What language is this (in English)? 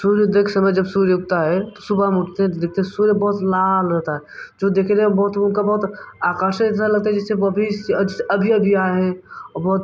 Hindi